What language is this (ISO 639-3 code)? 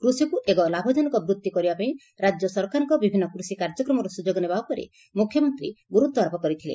ori